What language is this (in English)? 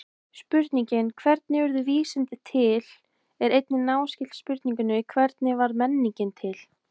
Icelandic